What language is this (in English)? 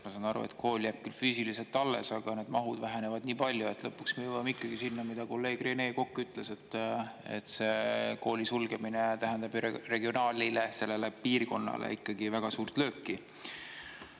Estonian